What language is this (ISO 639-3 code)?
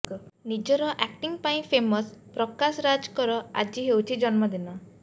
ori